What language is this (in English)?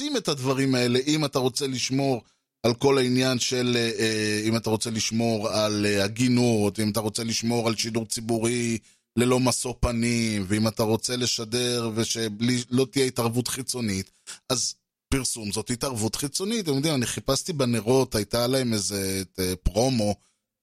Hebrew